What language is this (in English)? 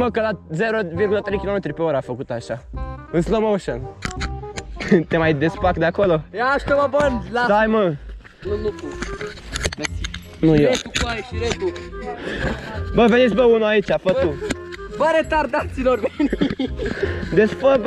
Romanian